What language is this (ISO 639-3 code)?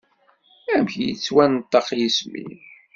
kab